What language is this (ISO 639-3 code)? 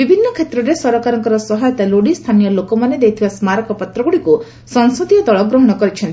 ori